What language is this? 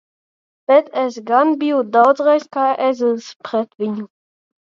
Latvian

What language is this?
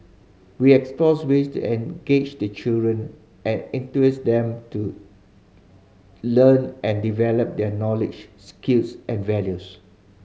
English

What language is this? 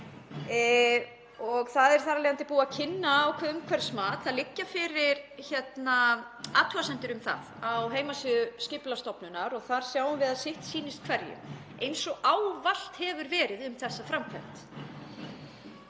Icelandic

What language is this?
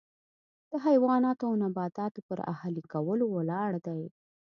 Pashto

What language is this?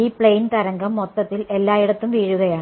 Malayalam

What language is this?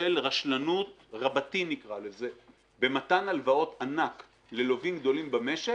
Hebrew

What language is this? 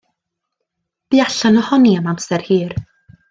Welsh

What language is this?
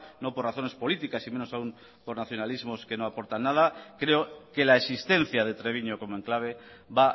Spanish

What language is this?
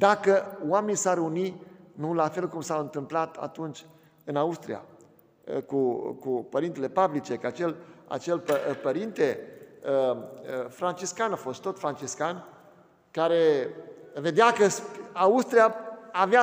Romanian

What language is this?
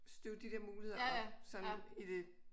Danish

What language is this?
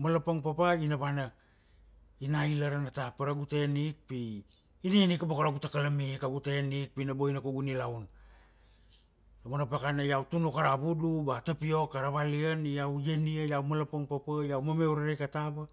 Kuanua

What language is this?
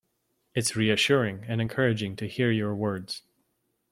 English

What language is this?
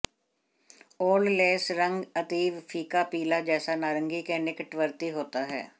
Hindi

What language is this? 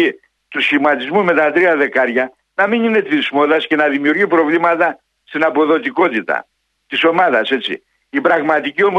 Greek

